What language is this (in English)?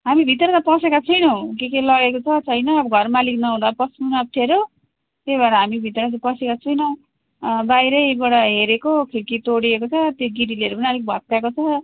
Nepali